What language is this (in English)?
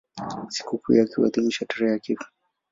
Swahili